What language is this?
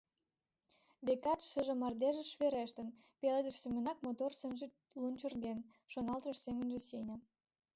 Mari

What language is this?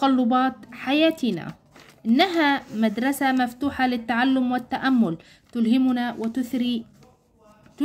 Arabic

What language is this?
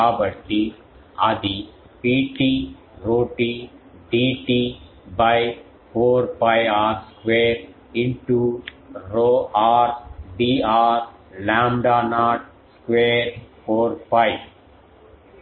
Telugu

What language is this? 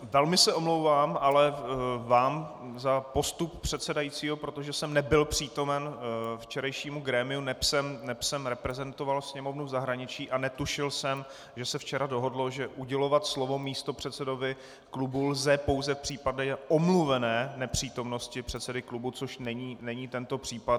Czech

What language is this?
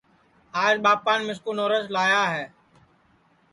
Sansi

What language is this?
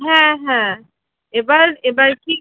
Bangla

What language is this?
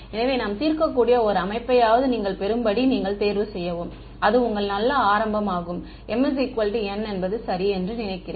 Tamil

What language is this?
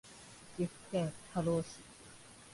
Japanese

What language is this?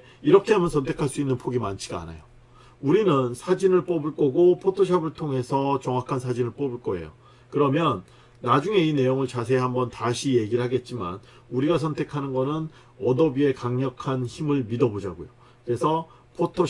Korean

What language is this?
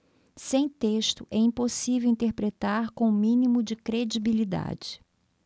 Portuguese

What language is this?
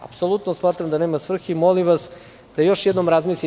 Serbian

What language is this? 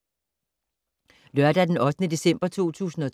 Danish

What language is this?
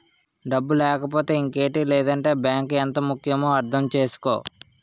Telugu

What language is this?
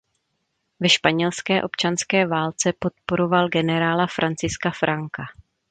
Czech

